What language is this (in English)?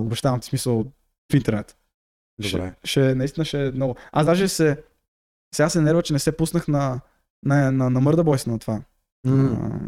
Bulgarian